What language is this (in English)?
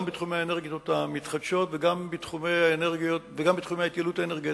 Hebrew